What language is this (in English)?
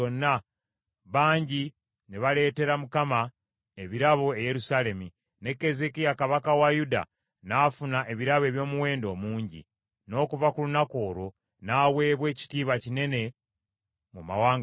Ganda